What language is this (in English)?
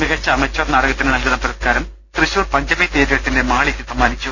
Malayalam